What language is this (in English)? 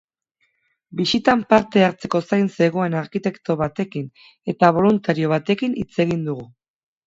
Basque